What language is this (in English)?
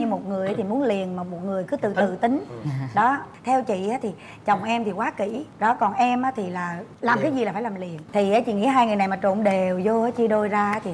Vietnamese